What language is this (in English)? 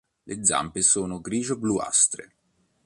Italian